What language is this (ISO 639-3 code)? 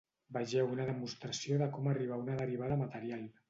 cat